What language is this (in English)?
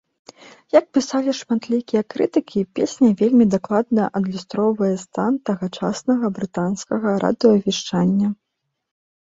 Belarusian